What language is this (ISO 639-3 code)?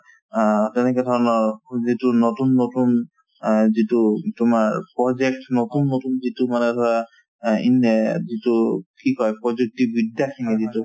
asm